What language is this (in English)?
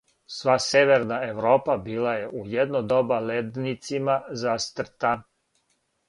Serbian